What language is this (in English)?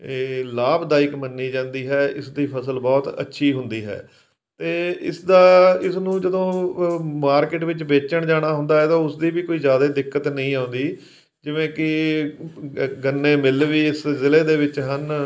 Punjabi